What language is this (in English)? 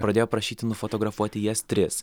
Lithuanian